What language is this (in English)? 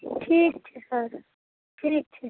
Maithili